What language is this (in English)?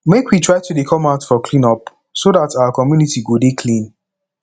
Nigerian Pidgin